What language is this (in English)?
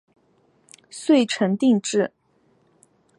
Chinese